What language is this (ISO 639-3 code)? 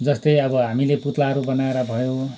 nep